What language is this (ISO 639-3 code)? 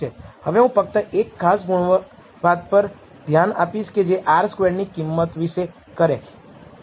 guj